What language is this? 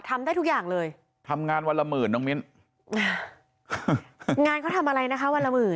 Thai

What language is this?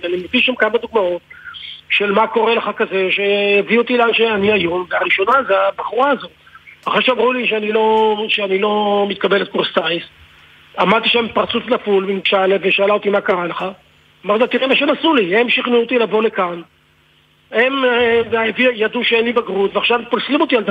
Hebrew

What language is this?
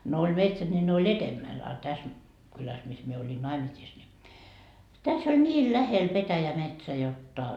Finnish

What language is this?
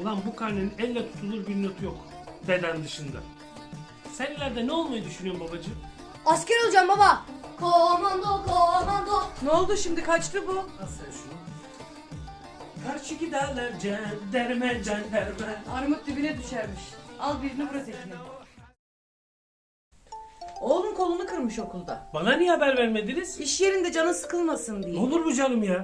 Turkish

